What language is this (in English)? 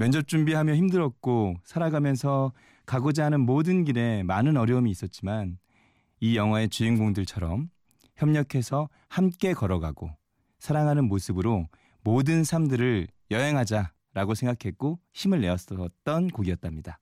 Korean